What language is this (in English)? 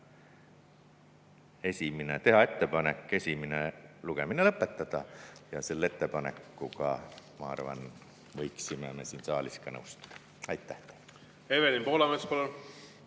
Estonian